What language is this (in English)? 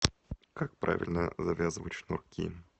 Russian